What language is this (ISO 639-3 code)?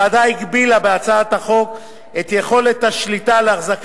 heb